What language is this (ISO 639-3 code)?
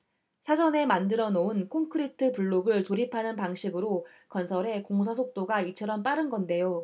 kor